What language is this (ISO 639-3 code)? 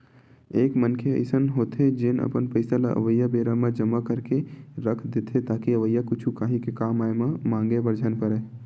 hne